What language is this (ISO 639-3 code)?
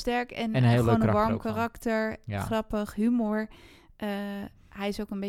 nld